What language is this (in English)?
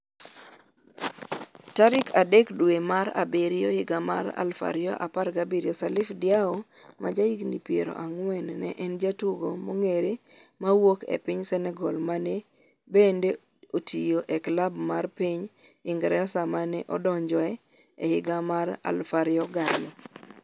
Luo (Kenya and Tanzania)